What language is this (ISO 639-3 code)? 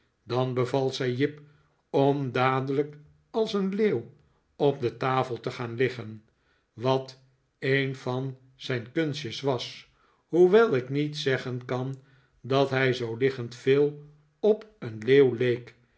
nld